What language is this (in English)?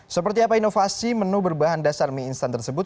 Indonesian